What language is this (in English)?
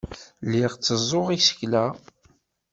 Kabyle